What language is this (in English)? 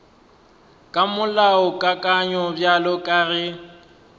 Northern Sotho